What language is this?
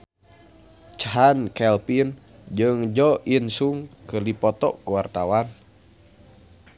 Sundanese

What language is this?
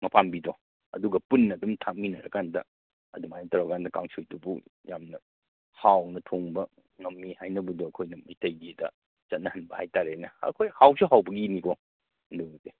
Manipuri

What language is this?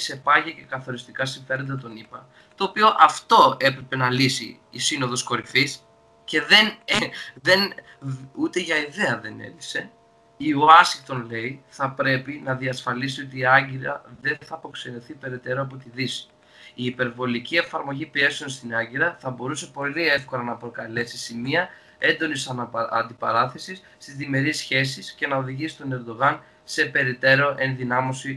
Greek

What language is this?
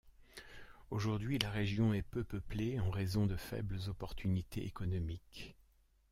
French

